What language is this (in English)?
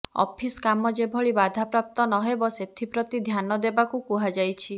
Odia